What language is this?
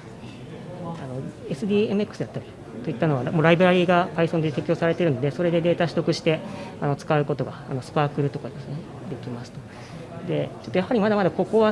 Japanese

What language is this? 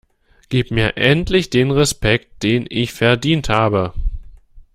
German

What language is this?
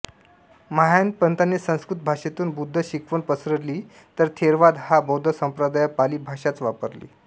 Marathi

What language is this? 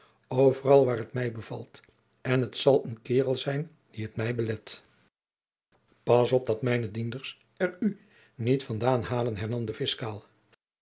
Dutch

